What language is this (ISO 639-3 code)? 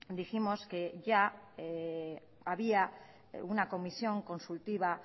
spa